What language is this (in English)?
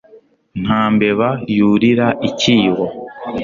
Kinyarwanda